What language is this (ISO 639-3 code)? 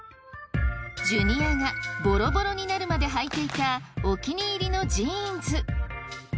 jpn